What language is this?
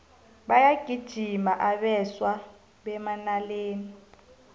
South Ndebele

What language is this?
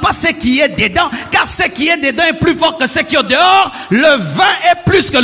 French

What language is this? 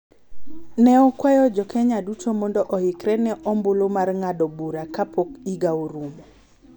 Luo (Kenya and Tanzania)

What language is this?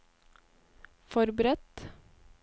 Norwegian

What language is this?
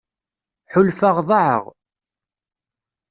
Kabyle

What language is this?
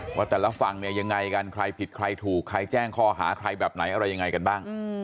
Thai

